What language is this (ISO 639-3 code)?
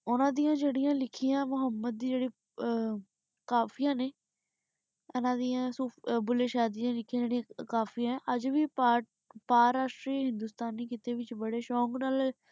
pan